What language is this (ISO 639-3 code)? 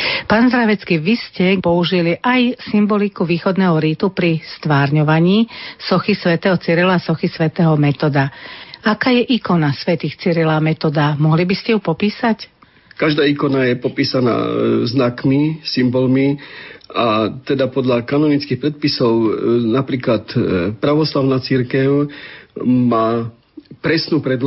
slk